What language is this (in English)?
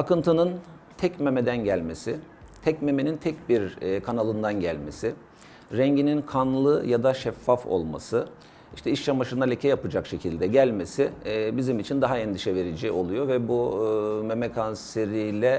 Turkish